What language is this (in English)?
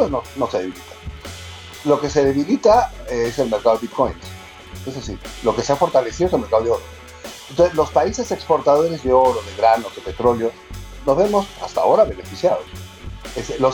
Spanish